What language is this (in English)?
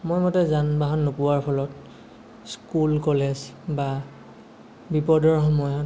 Assamese